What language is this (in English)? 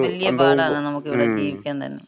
Malayalam